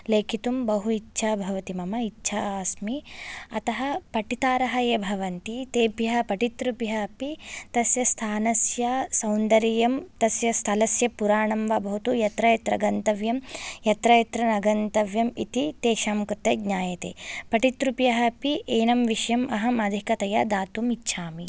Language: Sanskrit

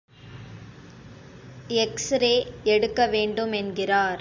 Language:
Tamil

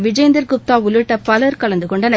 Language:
Tamil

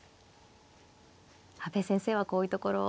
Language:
Japanese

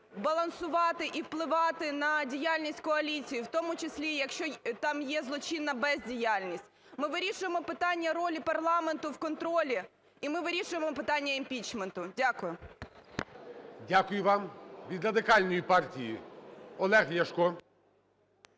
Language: Ukrainian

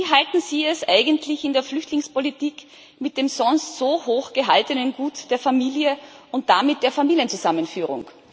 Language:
German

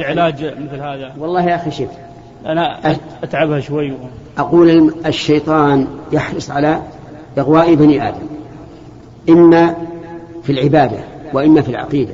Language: Arabic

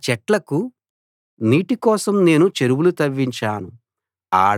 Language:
Telugu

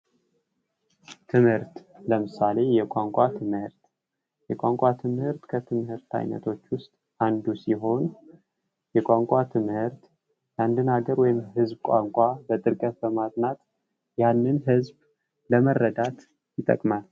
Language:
Amharic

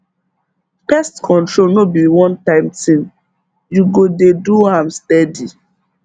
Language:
Nigerian Pidgin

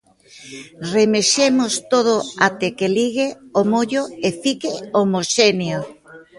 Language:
Galician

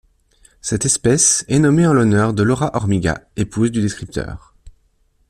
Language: French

